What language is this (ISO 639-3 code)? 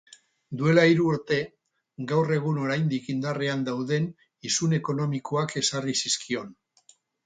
eus